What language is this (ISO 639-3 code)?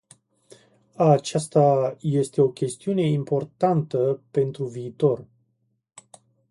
ron